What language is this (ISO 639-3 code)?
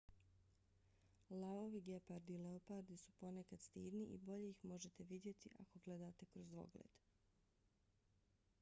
bos